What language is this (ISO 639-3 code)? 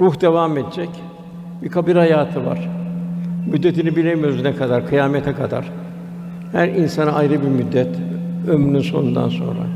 tur